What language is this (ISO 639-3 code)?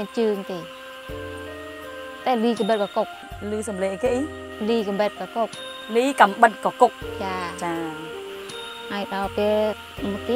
vie